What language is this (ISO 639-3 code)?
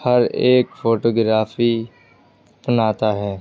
urd